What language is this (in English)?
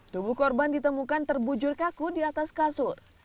Indonesian